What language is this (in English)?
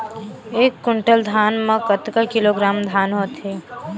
Chhattisgarhi